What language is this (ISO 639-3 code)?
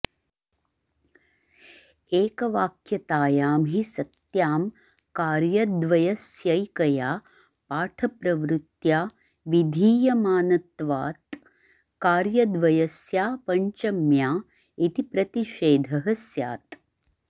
san